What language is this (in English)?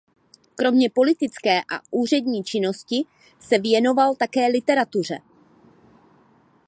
Czech